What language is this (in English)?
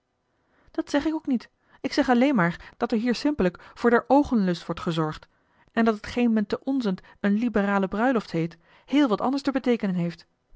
Dutch